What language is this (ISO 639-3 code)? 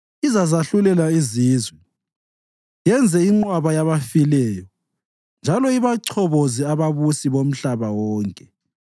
nde